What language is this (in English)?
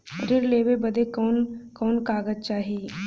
Bhojpuri